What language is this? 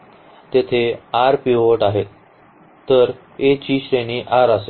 Marathi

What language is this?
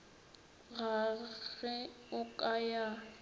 Northern Sotho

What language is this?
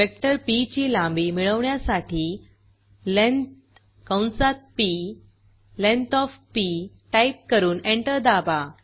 Marathi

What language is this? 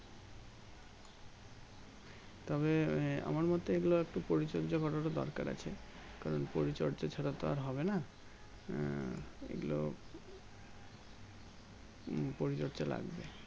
Bangla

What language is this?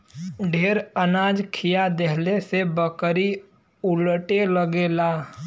Bhojpuri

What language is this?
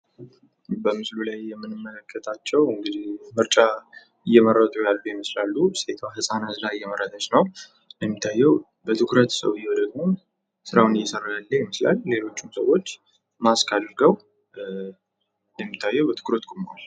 Amharic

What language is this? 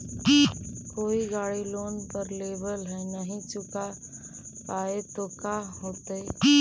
Magahi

